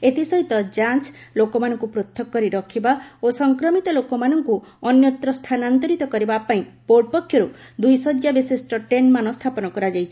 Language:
Odia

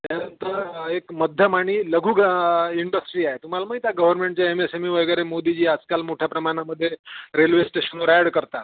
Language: Marathi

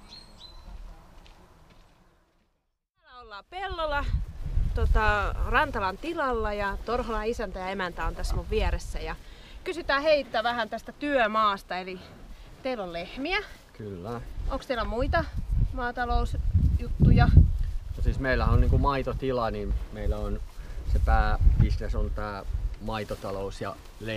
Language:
Finnish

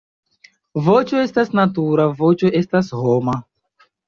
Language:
Esperanto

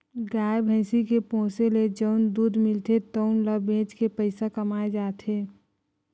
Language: Chhattisgarhi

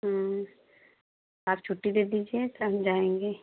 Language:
Hindi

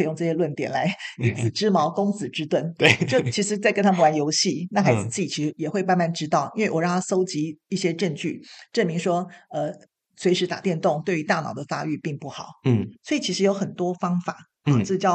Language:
Chinese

